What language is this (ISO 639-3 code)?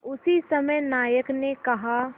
hin